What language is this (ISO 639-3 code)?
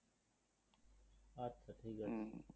ben